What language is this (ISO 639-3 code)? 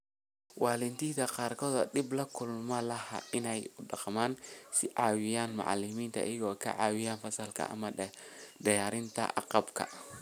som